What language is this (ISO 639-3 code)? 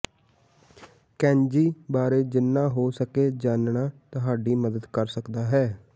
pan